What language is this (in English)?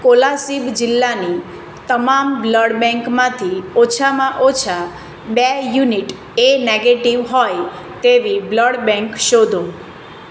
Gujarati